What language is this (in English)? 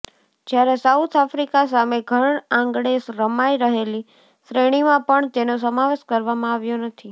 Gujarati